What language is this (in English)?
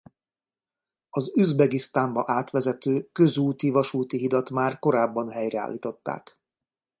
Hungarian